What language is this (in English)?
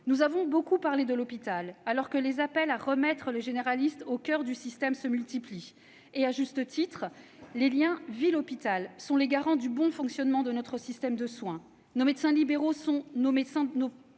French